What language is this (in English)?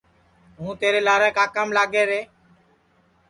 Sansi